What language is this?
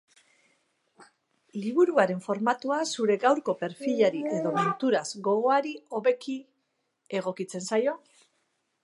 Basque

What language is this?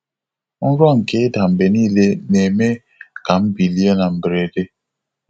Igbo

